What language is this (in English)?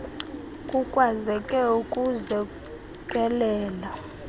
Xhosa